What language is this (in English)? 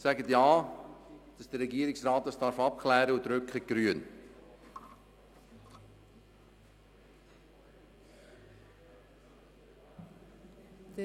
Swiss German